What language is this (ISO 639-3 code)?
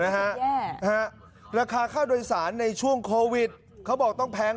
tha